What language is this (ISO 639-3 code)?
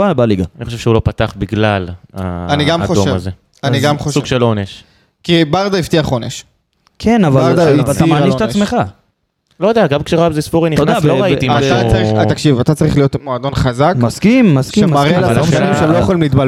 heb